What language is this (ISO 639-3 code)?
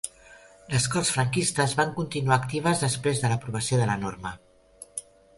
cat